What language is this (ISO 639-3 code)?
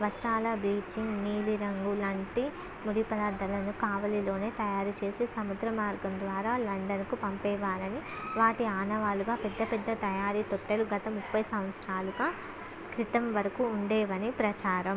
tel